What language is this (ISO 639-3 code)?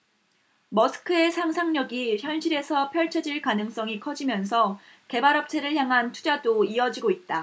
kor